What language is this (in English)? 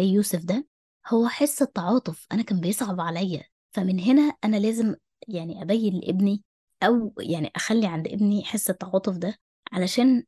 Arabic